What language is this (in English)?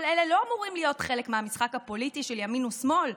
Hebrew